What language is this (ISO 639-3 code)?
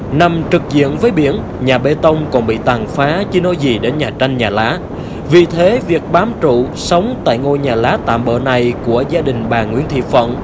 vie